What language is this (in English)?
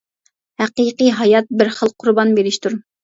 Uyghur